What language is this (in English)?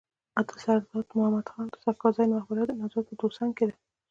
Pashto